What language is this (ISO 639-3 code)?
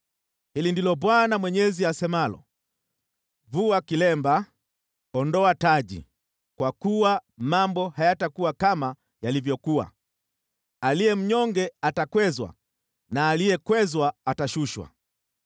swa